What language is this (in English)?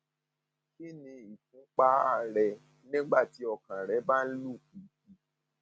Yoruba